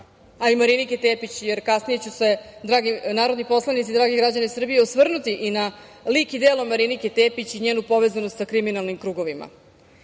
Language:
Serbian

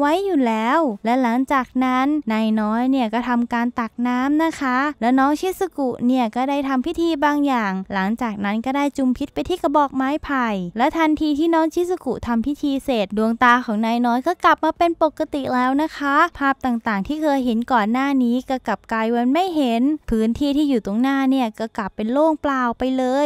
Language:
Thai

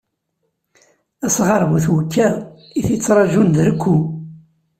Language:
Kabyle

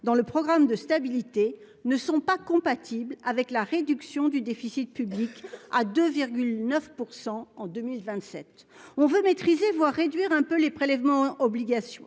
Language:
French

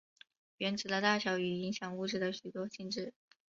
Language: Chinese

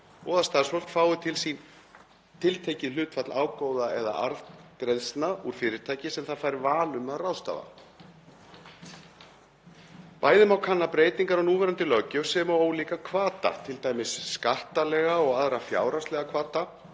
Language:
Icelandic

